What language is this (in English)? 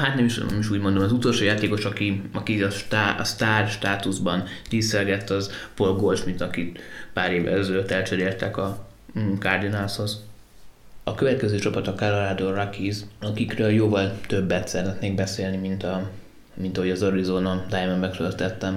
Hungarian